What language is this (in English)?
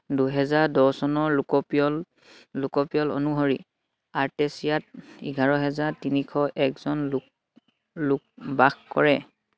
Assamese